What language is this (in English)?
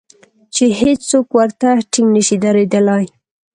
Pashto